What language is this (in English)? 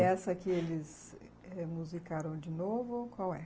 Portuguese